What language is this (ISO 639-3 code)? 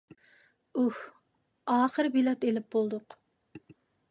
uig